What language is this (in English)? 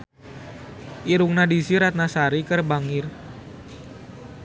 Sundanese